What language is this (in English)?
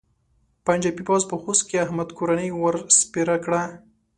Pashto